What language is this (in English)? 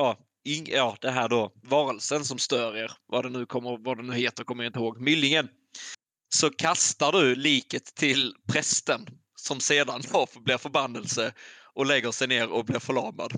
Swedish